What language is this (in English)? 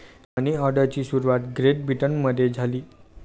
Marathi